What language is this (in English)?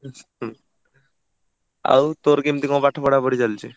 Odia